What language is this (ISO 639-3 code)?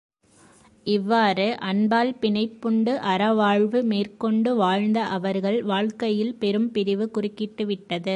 tam